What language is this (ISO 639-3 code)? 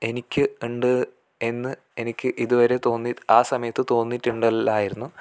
mal